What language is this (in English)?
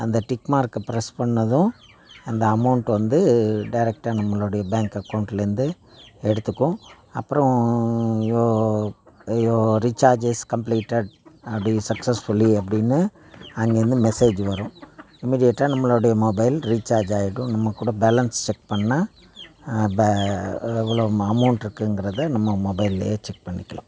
Tamil